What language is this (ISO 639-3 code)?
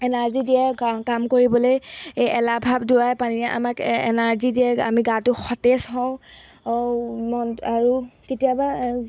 asm